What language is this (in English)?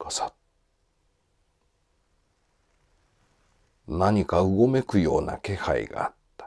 Japanese